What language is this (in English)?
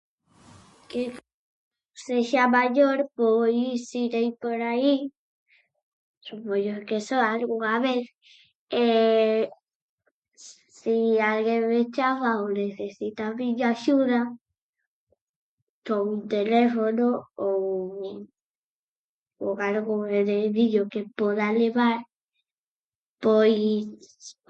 Galician